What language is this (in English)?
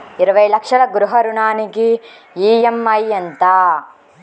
Telugu